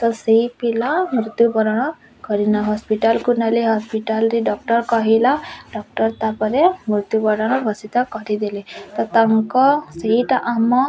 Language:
Odia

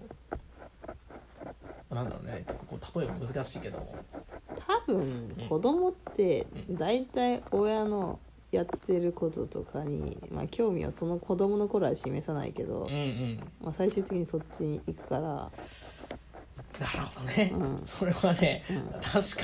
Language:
Japanese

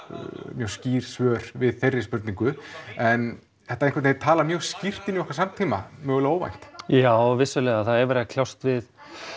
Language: Icelandic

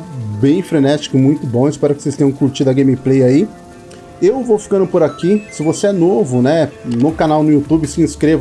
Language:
Portuguese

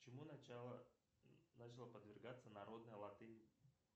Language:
Russian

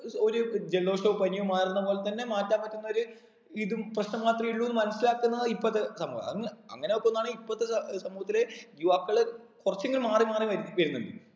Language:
Malayalam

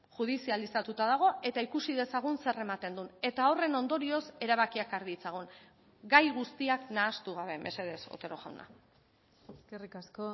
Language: Basque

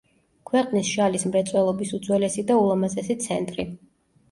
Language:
Georgian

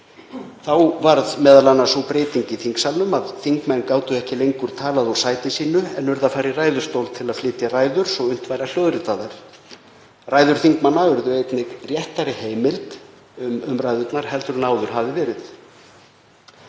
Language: Icelandic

